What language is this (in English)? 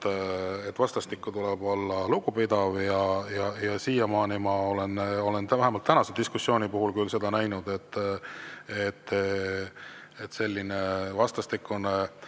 Estonian